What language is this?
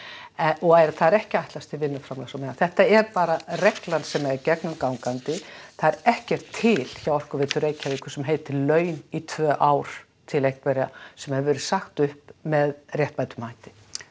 Icelandic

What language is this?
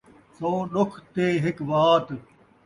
Saraiki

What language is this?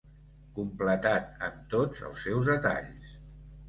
Catalan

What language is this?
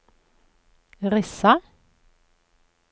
Norwegian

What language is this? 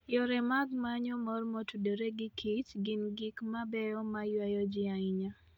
Luo (Kenya and Tanzania)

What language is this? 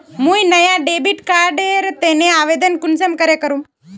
Magahi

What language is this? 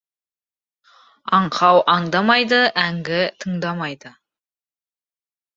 Kazakh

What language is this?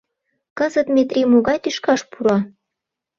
Mari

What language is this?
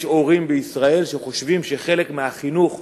Hebrew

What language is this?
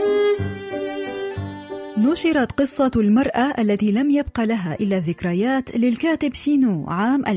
Arabic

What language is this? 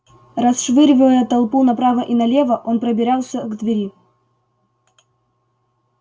Russian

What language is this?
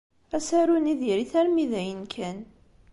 Kabyle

